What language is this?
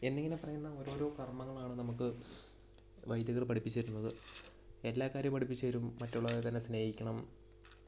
Malayalam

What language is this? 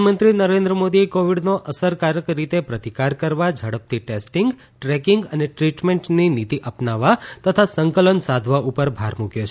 Gujarati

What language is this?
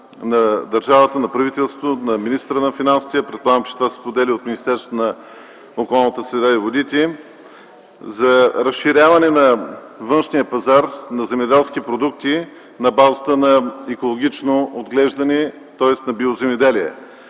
Bulgarian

